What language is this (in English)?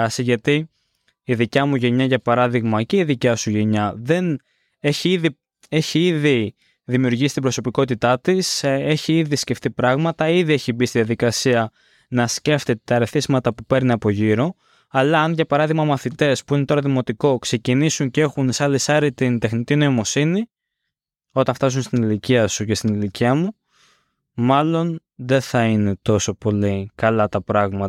Greek